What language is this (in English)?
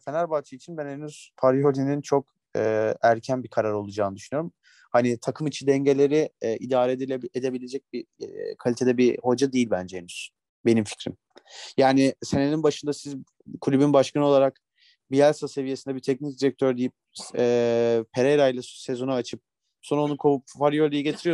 Turkish